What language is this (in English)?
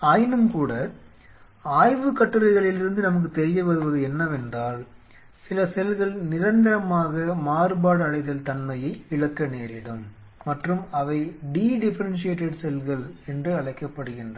Tamil